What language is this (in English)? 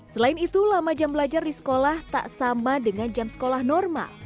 Indonesian